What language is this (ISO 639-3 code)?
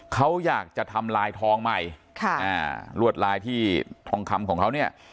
tha